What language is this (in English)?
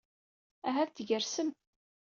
Kabyle